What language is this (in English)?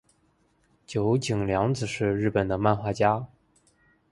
Chinese